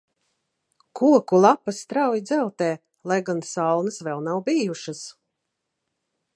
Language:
Latvian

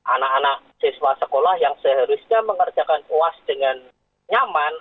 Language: Indonesian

